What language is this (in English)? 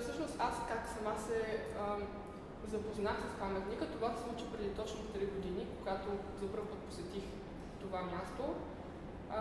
Bulgarian